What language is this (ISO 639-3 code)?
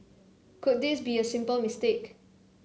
eng